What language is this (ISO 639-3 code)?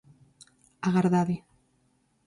glg